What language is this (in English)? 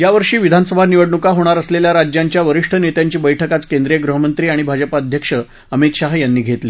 Marathi